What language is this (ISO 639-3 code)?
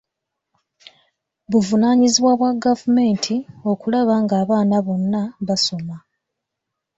lug